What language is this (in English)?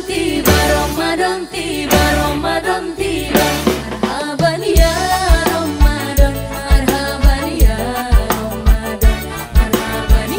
Indonesian